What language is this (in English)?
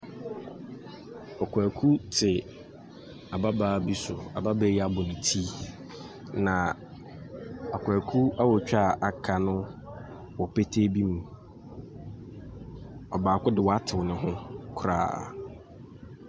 Akan